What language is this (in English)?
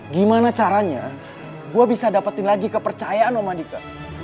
Indonesian